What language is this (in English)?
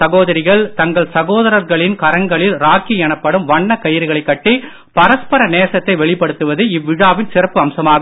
Tamil